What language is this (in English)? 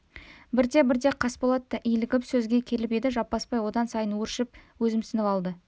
Kazakh